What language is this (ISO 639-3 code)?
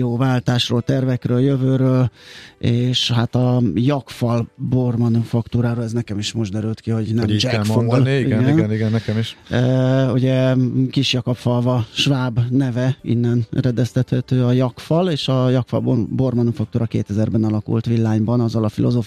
hun